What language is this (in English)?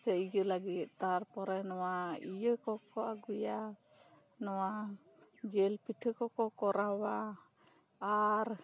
Santali